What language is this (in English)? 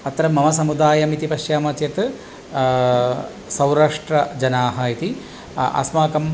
Sanskrit